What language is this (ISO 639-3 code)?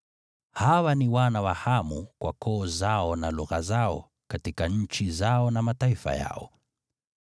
swa